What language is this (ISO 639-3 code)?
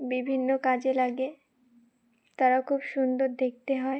ben